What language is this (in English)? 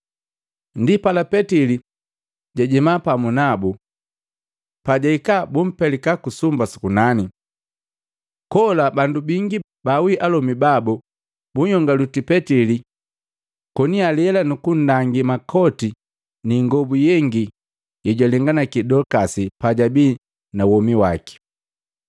Matengo